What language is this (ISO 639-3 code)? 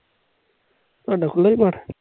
pan